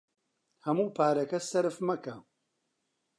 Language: Central Kurdish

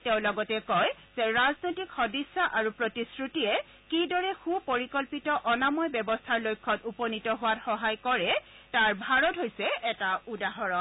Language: Assamese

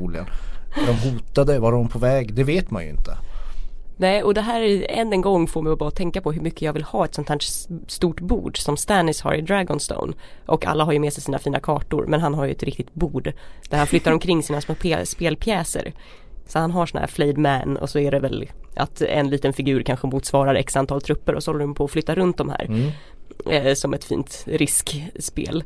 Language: Swedish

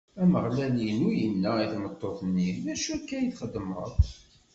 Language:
Kabyle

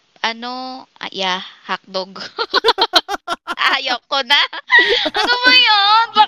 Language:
Filipino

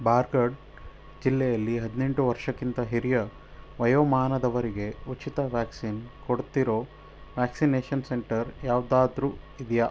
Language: Kannada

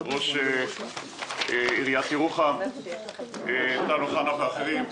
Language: Hebrew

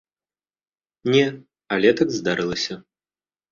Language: Belarusian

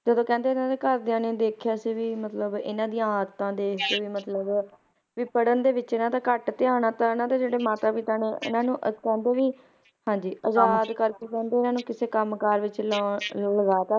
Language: Punjabi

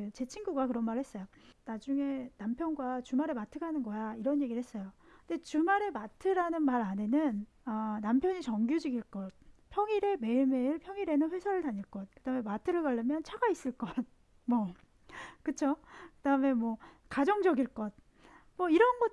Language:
Korean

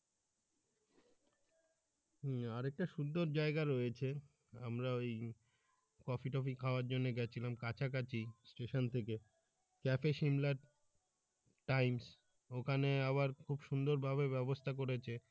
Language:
Bangla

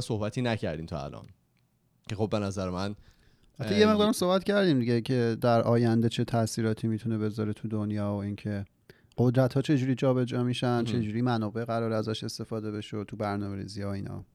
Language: Persian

